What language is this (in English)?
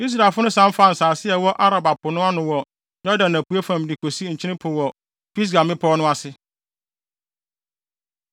Akan